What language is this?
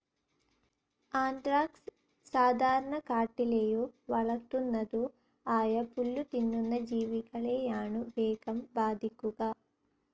Malayalam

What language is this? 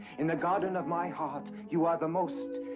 English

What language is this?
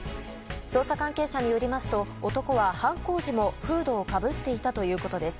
Japanese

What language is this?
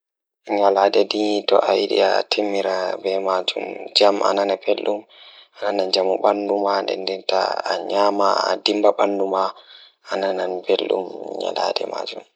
Fula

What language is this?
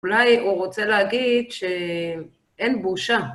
Hebrew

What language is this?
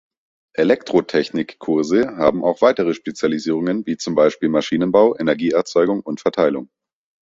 German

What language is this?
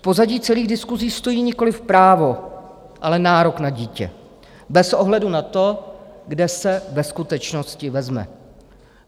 Czech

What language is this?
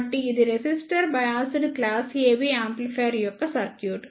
Telugu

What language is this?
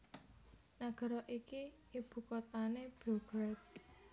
Javanese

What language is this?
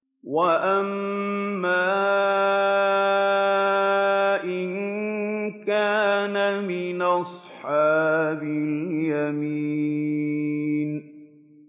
Arabic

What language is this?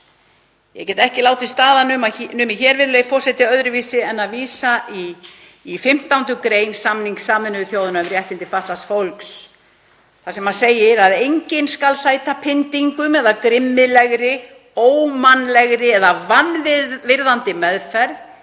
Icelandic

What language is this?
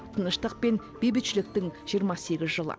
Kazakh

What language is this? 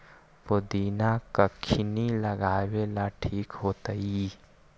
Magahi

